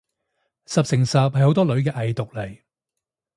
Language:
Cantonese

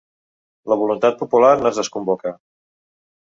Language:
Catalan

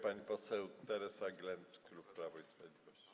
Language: Polish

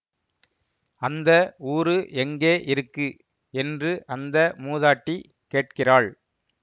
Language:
Tamil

